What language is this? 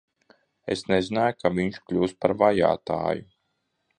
Latvian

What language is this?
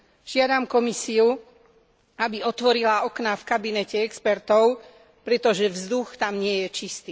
Slovak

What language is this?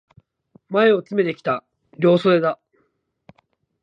Japanese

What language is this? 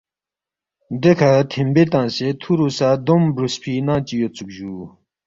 Balti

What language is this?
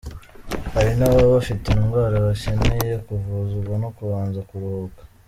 Kinyarwanda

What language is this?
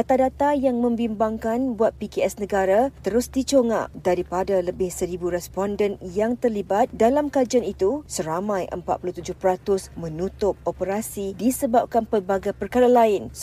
Malay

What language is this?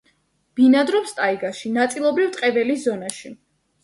Georgian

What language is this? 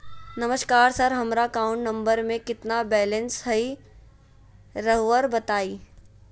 Magahi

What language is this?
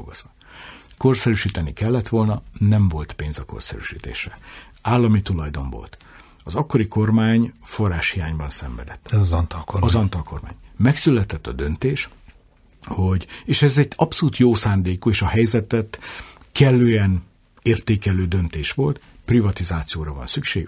Hungarian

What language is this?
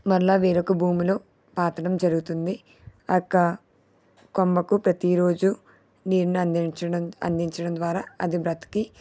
Telugu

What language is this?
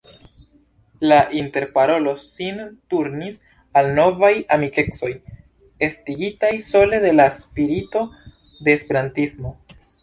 Esperanto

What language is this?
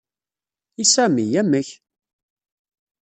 Kabyle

